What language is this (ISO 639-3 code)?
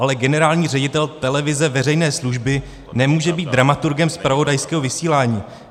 ces